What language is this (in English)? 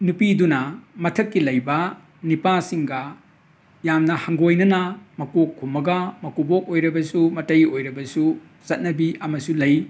Manipuri